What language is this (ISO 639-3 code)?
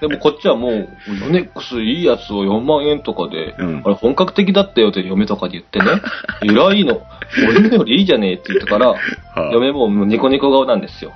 jpn